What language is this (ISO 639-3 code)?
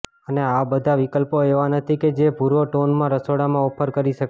guj